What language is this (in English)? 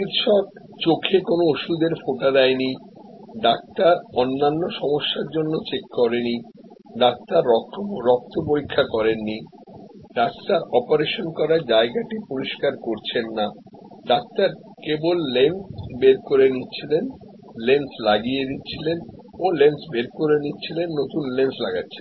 Bangla